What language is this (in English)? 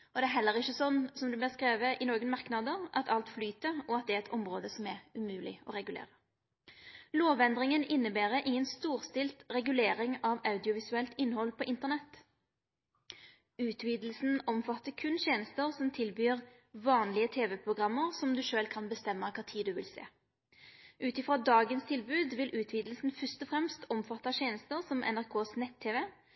Norwegian Nynorsk